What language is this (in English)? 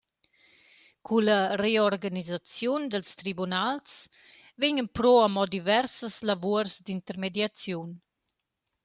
Romansh